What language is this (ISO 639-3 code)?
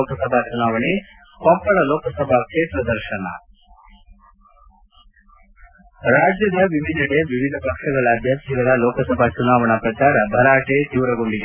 kan